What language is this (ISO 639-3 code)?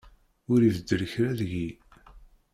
kab